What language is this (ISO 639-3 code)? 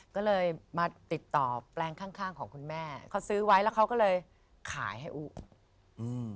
tha